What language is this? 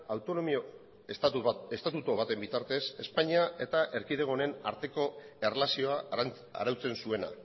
Basque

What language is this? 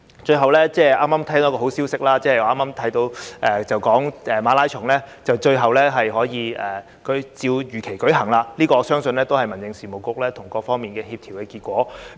Cantonese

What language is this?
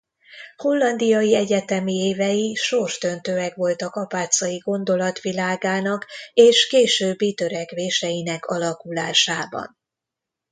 Hungarian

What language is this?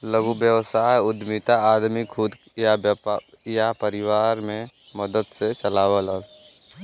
Bhojpuri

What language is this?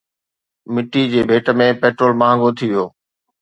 Sindhi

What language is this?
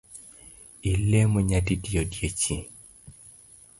Luo (Kenya and Tanzania)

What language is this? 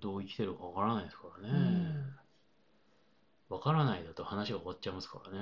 Japanese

